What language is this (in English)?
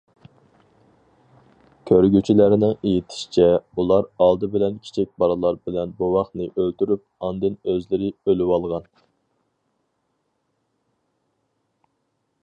Uyghur